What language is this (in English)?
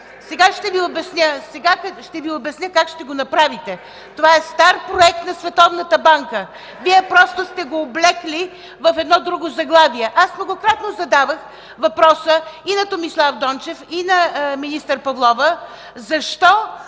Bulgarian